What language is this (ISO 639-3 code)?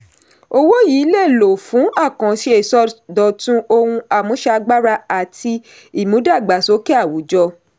yor